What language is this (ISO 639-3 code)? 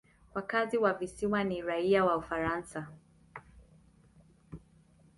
swa